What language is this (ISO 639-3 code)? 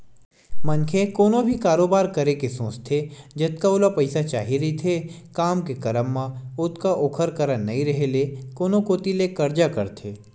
hne